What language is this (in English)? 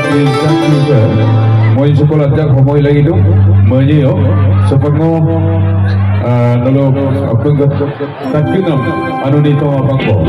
Arabic